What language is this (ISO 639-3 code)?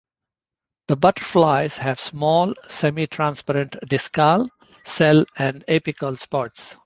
eng